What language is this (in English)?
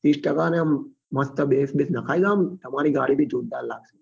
Gujarati